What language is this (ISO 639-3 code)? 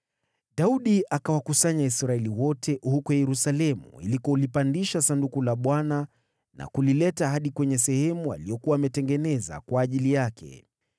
swa